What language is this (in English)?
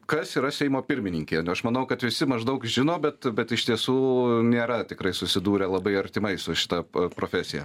Lithuanian